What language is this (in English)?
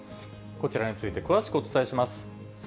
Japanese